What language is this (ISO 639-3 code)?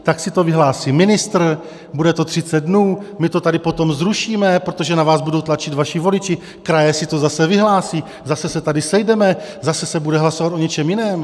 ces